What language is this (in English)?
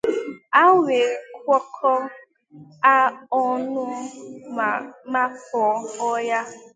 Igbo